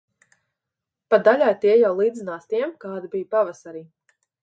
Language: Latvian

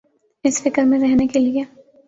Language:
Urdu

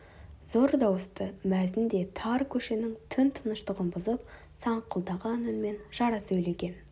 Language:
Kazakh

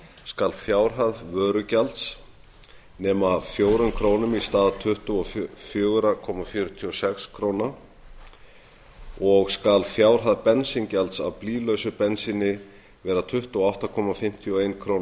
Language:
Icelandic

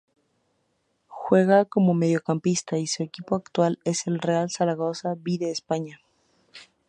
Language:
Spanish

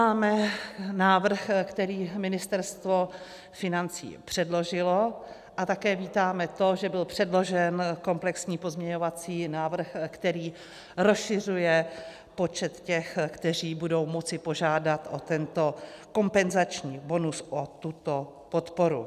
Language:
Czech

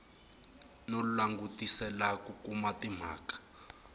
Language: Tsonga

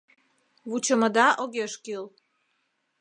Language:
Mari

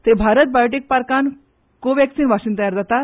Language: Konkani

